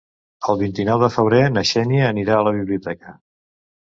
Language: Catalan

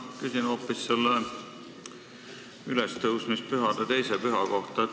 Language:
Estonian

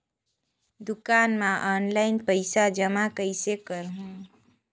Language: Chhattisgarhi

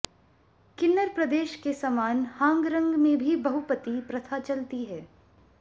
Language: Hindi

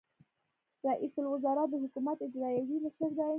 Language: Pashto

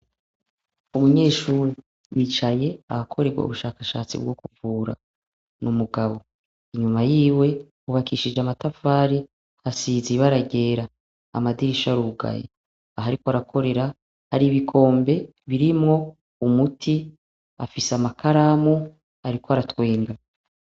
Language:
Rundi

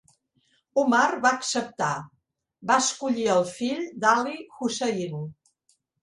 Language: Catalan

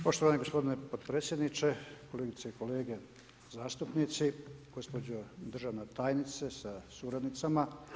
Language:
Croatian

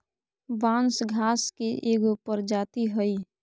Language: Magahi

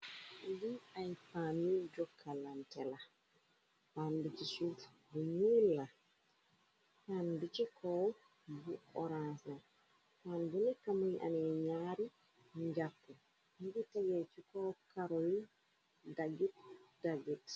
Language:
Wolof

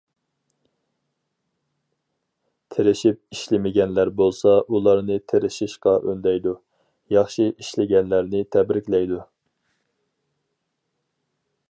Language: Uyghur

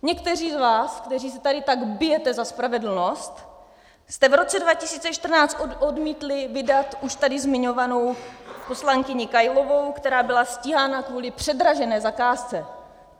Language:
Czech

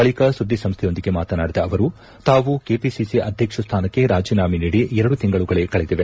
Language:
Kannada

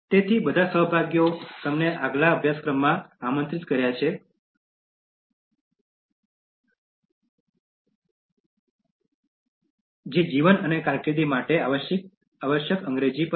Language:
Gujarati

